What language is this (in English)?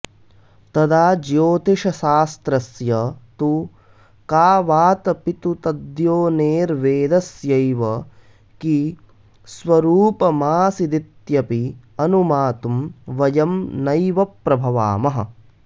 Sanskrit